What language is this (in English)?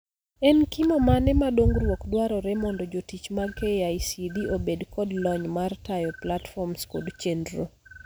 Luo (Kenya and Tanzania)